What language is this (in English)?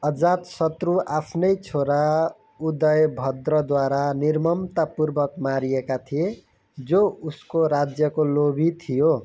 Nepali